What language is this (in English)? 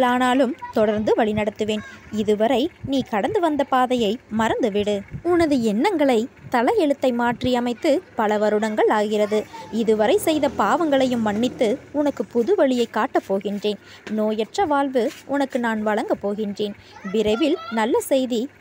Romanian